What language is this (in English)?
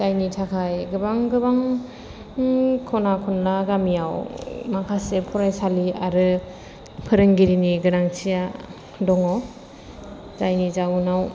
Bodo